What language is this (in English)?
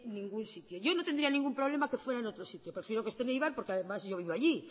Spanish